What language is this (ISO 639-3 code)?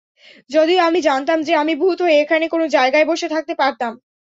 ben